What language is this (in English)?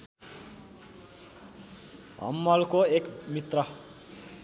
Nepali